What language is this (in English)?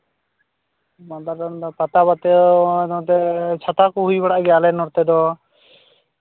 Santali